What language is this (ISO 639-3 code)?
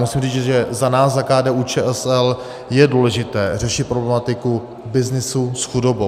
ces